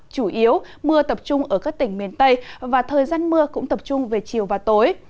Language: Vietnamese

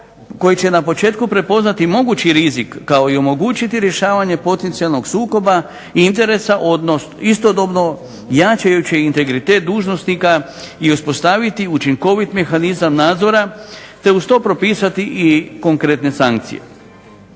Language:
Croatian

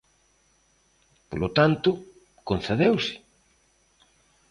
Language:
Galician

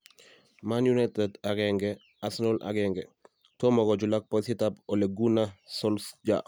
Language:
Kalenjin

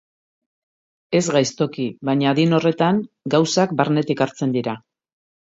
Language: Basque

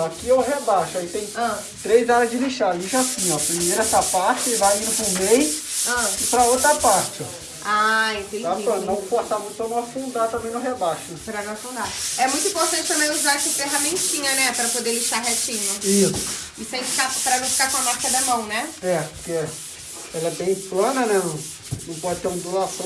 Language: Portuguese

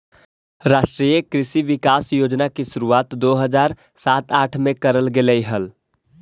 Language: Magahi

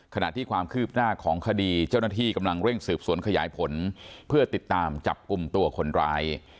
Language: Thai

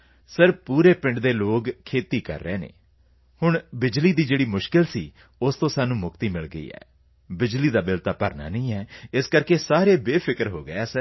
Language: Punjabi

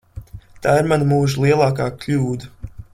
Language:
Latvian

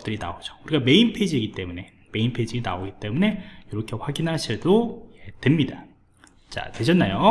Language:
Korean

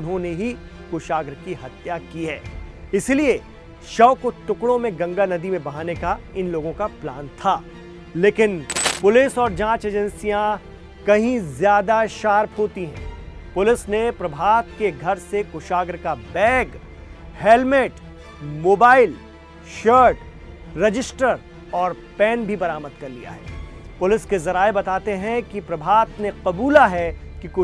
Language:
Hindi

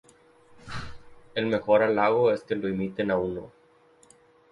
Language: Spanish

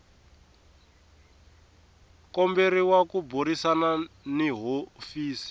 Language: Tsonga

